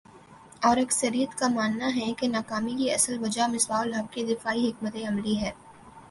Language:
Urdu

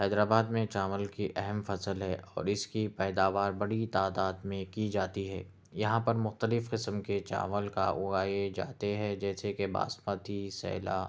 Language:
Urdu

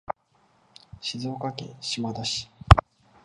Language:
Japanese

